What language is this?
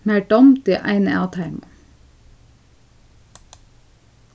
Faroese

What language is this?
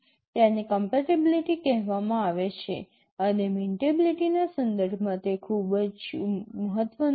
Gujarati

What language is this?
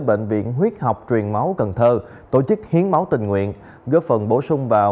Vietnamese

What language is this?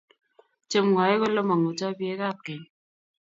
Kalenjin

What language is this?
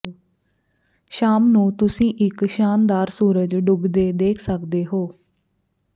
Punjabi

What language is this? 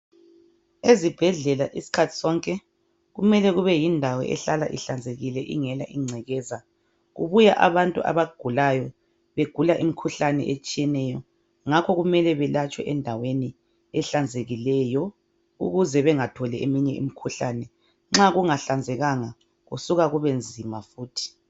North Ndebele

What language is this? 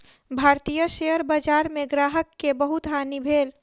Maithili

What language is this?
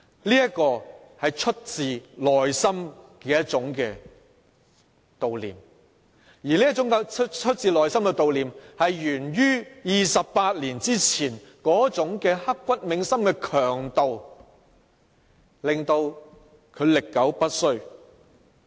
Cantonese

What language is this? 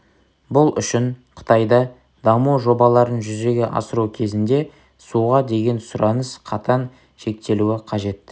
Kazakh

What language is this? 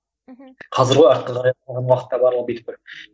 Kazakh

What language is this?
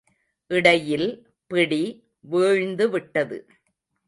Tamil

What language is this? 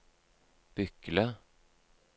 Norwegian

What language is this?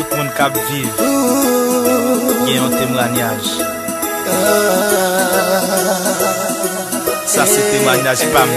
Romanian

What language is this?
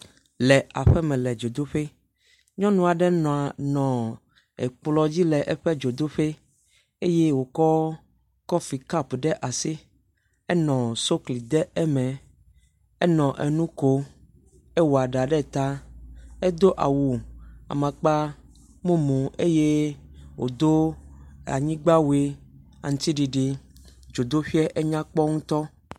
Ewe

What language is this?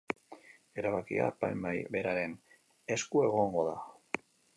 Basque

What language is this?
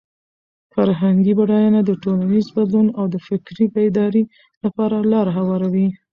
Pashto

